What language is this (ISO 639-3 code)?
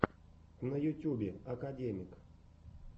rus